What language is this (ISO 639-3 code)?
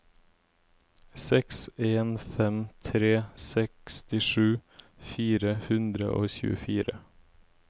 nor